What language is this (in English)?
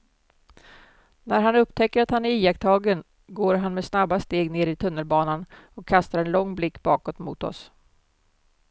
Swedish